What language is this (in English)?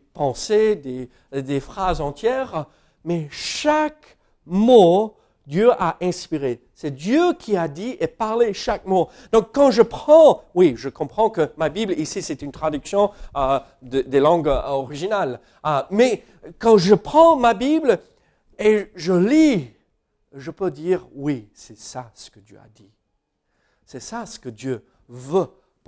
French